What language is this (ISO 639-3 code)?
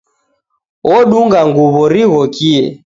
dav